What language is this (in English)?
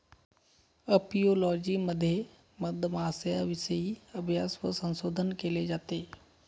Marathi